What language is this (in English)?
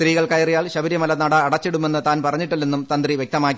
Malayalam